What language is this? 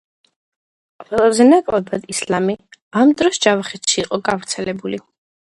Georgian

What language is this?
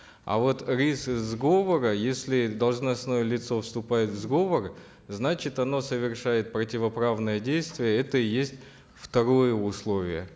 Kazakh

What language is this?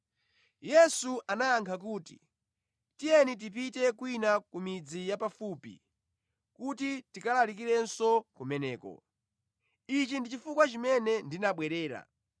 Nyanja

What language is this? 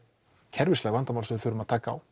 Icelandic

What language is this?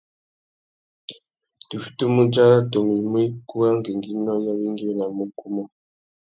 Tuki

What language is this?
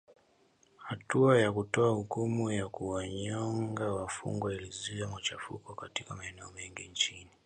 Swahili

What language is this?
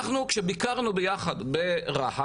Hebrew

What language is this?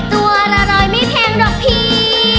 Thai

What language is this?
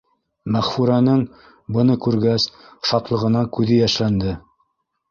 Bashkir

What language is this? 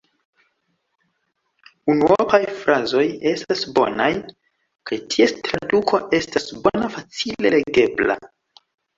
Esperanto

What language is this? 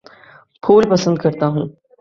Urdu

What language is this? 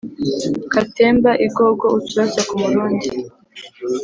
Kinyarwanda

